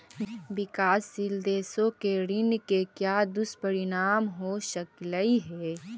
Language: Magahi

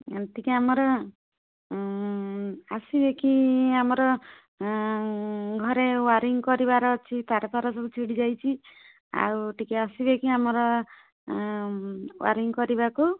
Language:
Odia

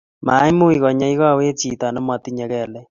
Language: Kalenjin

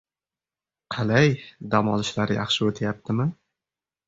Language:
Uzbek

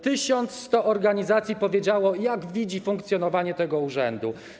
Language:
Polish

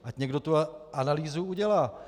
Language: Czech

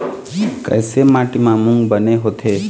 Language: Chhattisgarhi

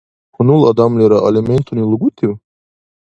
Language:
Dargwa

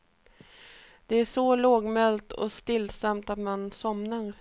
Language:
Swedish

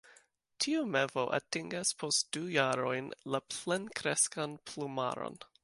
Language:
Esperanto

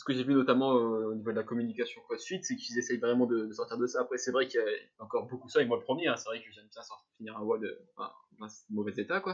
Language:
French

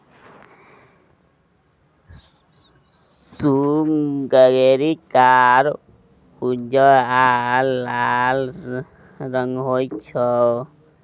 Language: Maithili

